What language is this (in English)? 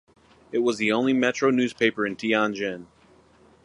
English